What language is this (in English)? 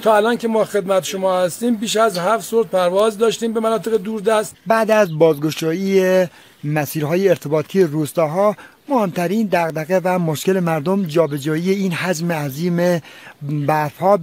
Persian